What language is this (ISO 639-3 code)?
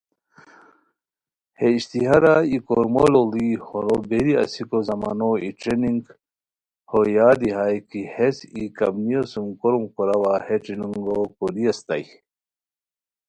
khw